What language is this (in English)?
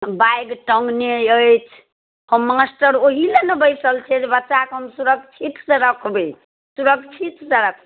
Maithili